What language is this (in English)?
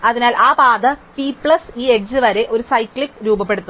Malayalam